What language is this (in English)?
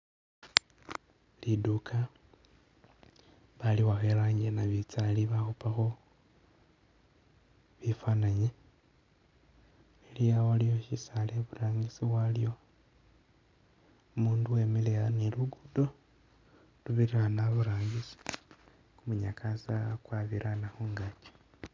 Masaaba